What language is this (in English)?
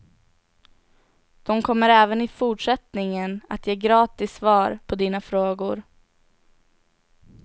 Swedish